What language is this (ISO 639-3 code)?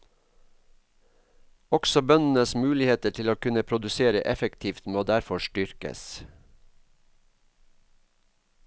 nor